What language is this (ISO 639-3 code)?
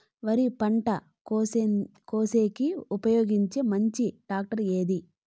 tel